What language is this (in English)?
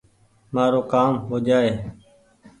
Goaria